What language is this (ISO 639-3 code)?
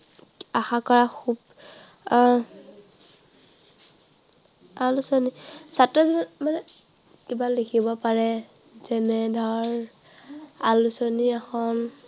asm